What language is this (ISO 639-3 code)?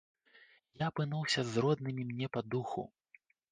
bel